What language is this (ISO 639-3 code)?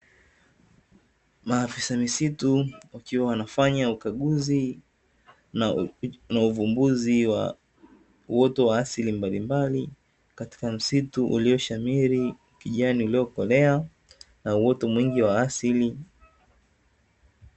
swa